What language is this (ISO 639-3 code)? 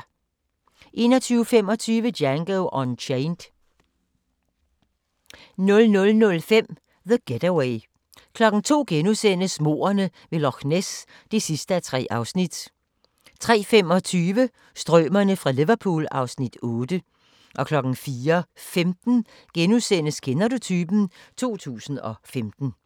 dan